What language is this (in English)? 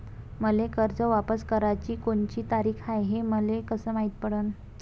Marathi